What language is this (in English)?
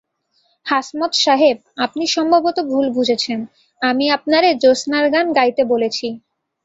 Bangla